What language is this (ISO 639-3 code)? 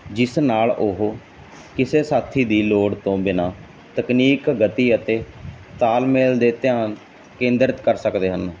pan